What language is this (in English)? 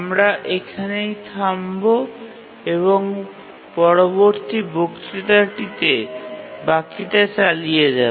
Bangla